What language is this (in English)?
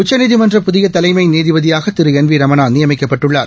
Tamil